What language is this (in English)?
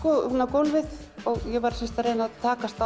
Icelandic